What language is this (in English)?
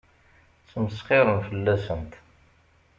Kabyle